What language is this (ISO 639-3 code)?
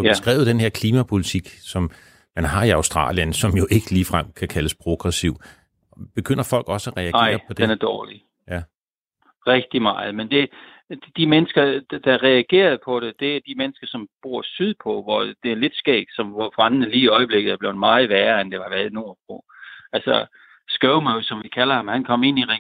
dan